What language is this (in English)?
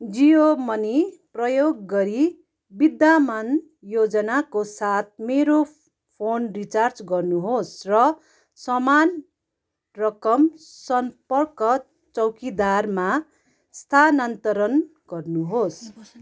Nepali